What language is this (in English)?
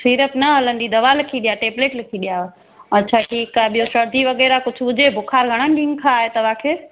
Sindhi